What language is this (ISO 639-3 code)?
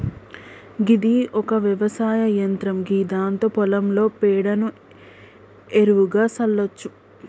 tel